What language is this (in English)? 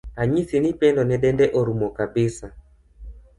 Luo (Kenya and Tanzania)